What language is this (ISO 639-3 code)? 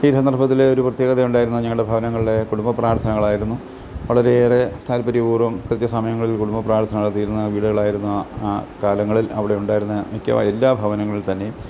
mal